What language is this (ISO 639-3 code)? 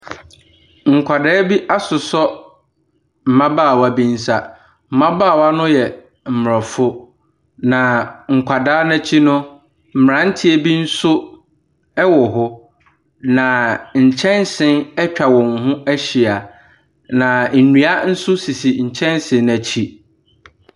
aka